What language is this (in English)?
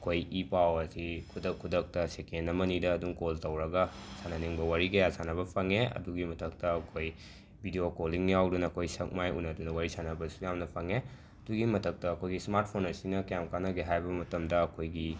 Manipuri